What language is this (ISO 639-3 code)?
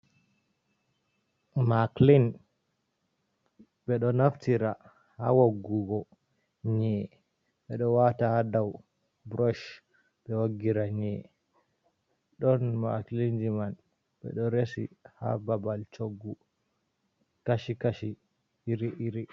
ful